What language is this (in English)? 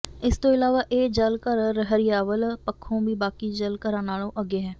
Punjabi